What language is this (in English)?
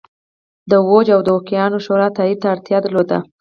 Pashto